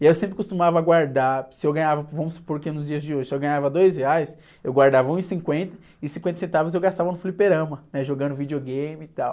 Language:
Portuguese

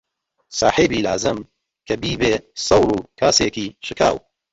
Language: Central Kurdish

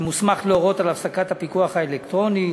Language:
Hebrew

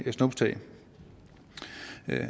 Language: Danish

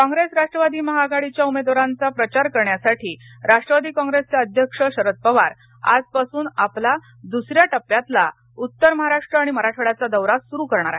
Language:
Marathi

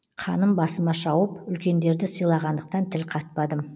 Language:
Kazakh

